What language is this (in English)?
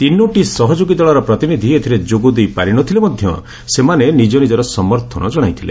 Odia